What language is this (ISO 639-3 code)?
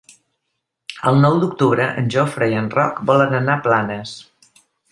cat